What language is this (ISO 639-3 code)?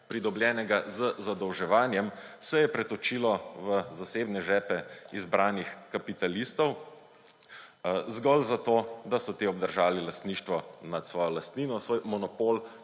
slv